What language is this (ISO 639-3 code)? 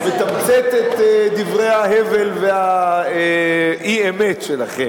heb